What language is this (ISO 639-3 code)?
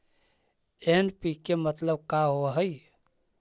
mag